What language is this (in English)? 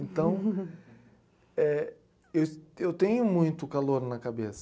Portuguese